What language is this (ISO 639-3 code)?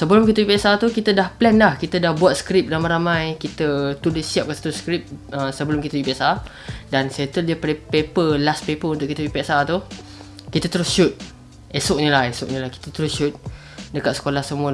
msa